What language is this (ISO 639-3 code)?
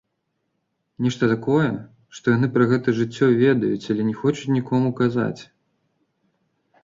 bel